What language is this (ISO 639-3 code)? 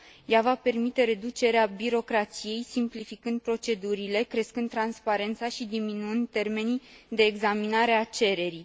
ron